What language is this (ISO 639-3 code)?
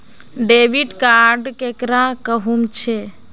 mag